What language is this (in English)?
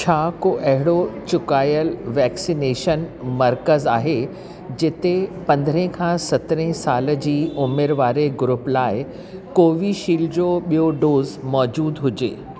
Sindhi